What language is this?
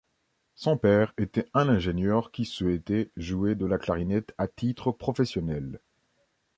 French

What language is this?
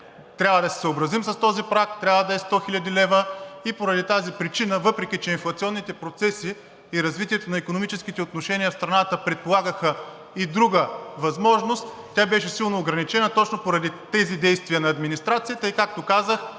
Bulgarian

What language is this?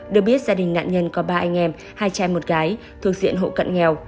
Vietnamese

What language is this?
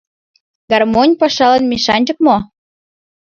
Mari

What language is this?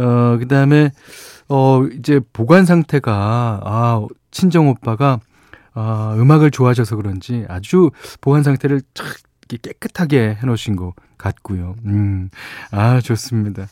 Korean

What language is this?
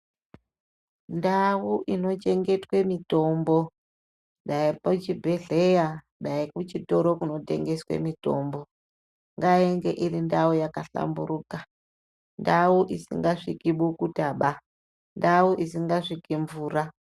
Ndau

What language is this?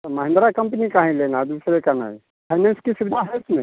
Hindi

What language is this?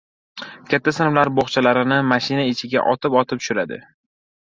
Uzbek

